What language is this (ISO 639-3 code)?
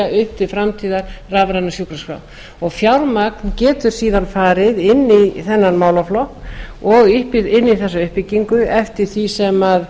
isl